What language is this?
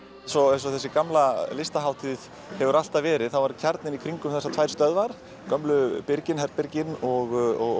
Icelandic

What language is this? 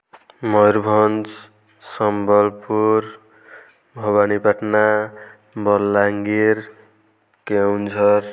Odia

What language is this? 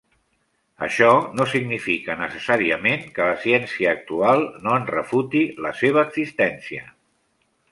Catalan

